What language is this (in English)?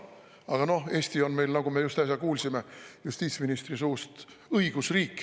Estonian